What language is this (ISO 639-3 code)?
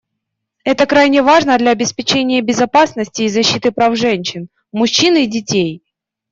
rus